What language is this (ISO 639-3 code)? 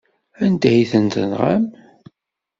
kab